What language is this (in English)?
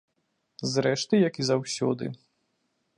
Belarusian